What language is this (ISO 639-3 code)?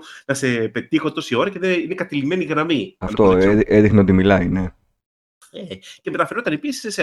ell